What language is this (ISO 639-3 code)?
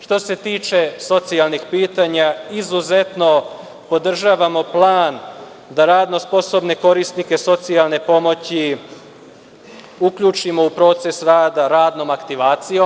srp